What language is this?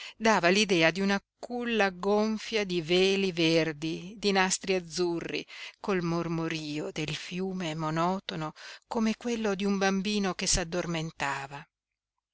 Italian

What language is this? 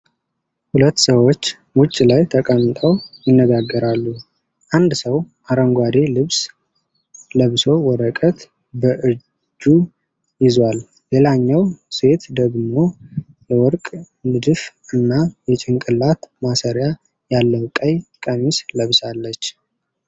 Amharic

